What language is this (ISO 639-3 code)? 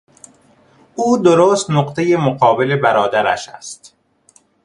fas